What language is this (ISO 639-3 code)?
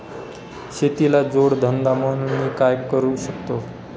mar